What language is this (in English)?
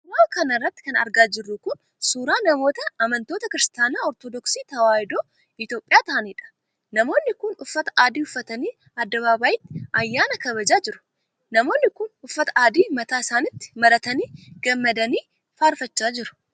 Oromo